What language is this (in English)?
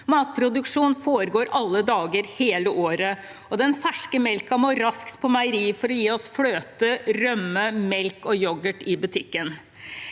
Norwegian